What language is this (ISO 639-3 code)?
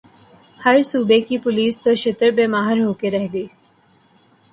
urd